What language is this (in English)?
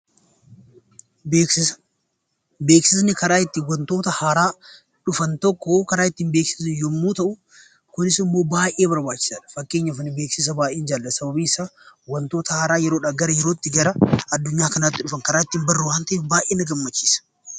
Oromo